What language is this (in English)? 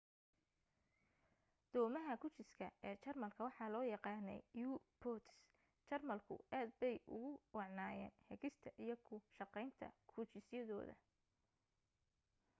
Somali